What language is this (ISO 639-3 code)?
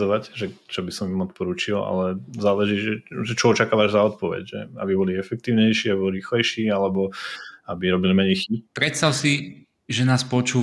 slk